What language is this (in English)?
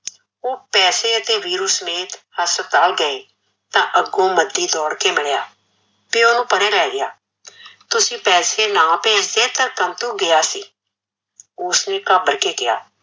Punjabi